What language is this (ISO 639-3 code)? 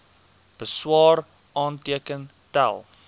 afr